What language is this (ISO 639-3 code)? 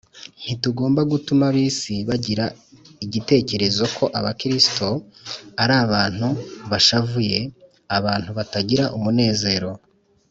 kin